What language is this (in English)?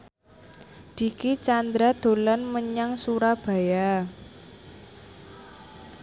Javanese